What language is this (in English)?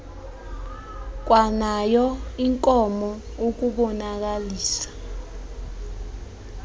Xhosa